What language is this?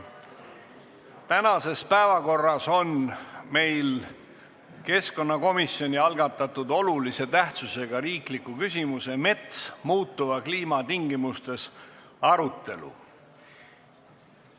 Estonian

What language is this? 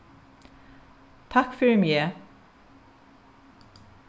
Faroese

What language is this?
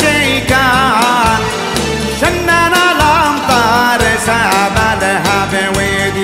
Arabic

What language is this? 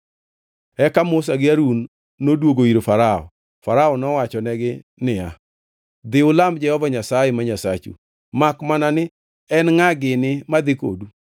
Luo (Kenya and Tanzania)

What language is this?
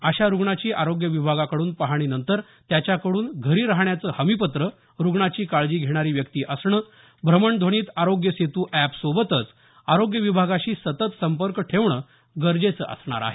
Marathi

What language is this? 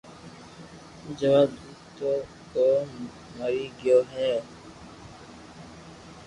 Loarki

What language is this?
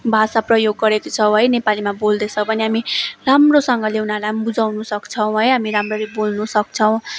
Nepali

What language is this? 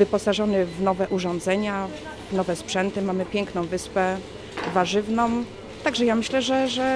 Polish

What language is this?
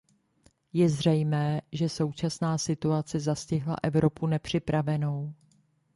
Czech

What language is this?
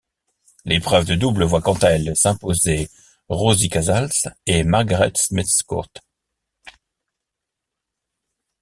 French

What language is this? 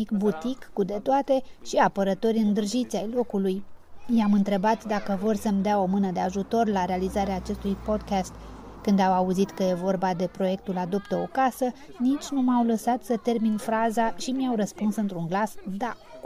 Romanian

